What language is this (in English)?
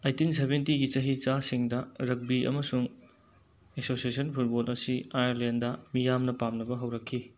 Manipuri